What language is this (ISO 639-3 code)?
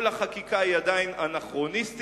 heb